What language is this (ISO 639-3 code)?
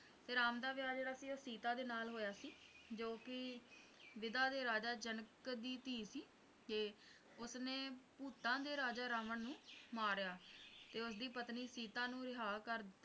pan